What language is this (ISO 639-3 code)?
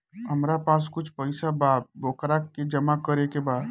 bho